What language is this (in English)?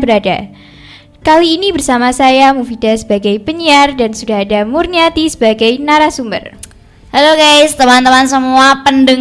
Indonesian